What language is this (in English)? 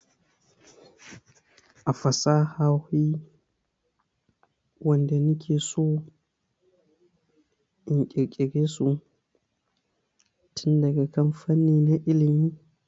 Hausa